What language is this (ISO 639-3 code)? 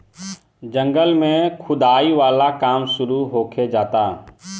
bho